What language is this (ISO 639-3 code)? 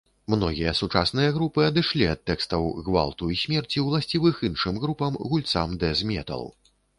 bel